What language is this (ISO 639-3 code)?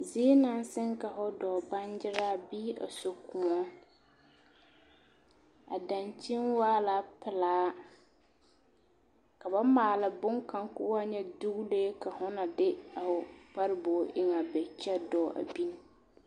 dga